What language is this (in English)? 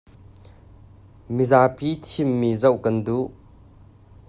Hakha Chin